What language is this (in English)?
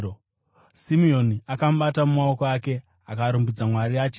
Shona